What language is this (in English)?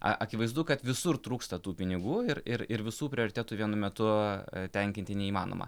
Lithuanian